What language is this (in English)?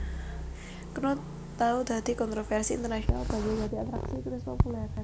Javanese